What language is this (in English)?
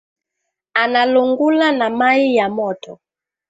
Swahili